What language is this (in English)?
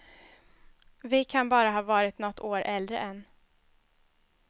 Swedish